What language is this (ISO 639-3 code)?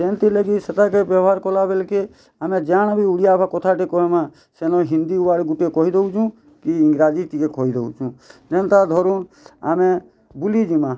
ori